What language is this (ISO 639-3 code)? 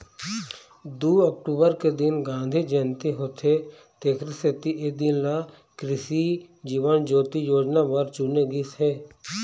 hne